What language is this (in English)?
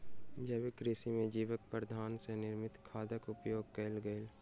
Maithili